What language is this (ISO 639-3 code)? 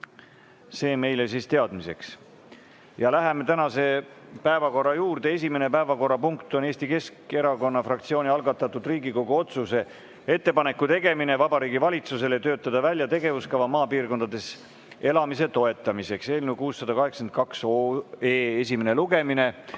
est